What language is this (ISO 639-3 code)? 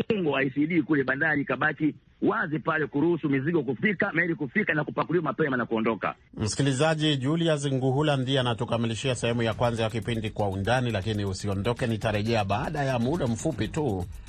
swa